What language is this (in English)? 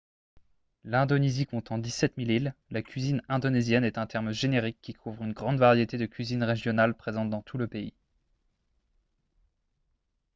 French